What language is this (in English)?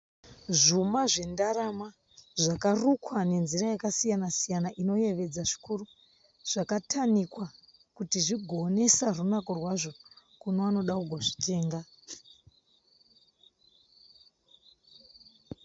Shona